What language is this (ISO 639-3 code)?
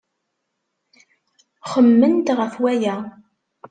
kab